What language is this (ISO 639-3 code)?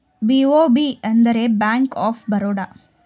kan